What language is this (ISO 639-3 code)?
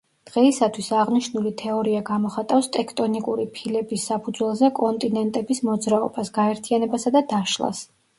kat